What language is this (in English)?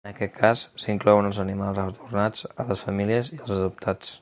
Catalan